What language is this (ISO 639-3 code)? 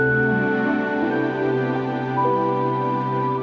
ind